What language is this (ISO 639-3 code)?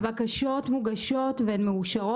heb